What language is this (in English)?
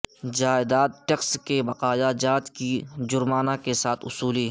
Urdu